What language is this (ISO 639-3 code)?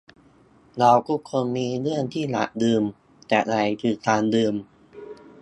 tha